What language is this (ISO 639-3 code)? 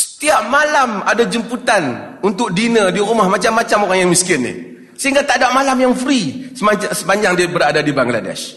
msa